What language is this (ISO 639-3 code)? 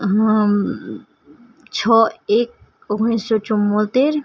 guj